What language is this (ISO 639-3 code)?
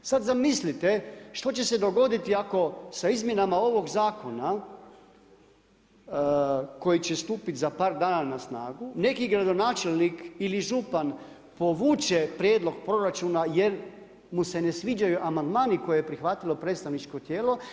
hrv